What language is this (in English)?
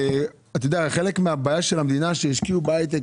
Hebrew